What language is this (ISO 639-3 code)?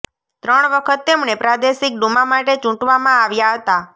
guj